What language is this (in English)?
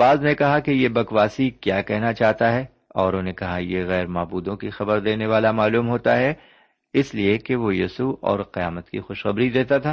Urdu